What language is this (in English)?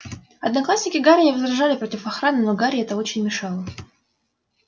Russian